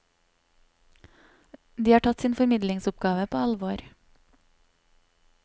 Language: Norwegian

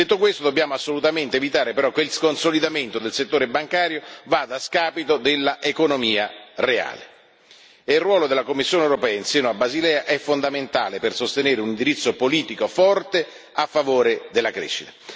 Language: Italian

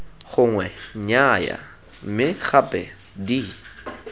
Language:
Tswana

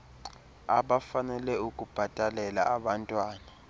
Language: Xhosa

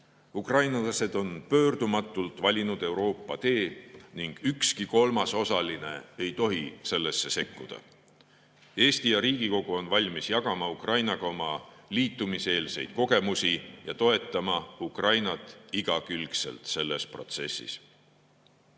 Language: Estonian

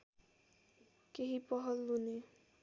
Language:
Nepali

